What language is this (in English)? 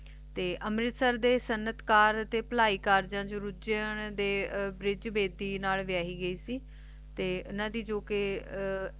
Punjabi